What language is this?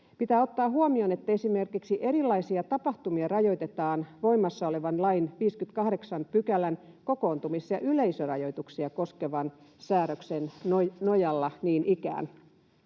Finnish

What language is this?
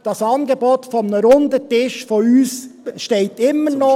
Swiss German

